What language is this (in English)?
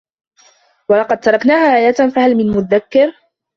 Arabic